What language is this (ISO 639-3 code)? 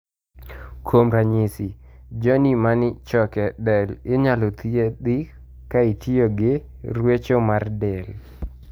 luo